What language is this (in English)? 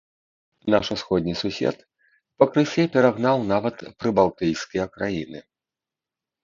Belarusian